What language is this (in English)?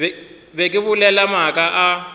Northern Sotho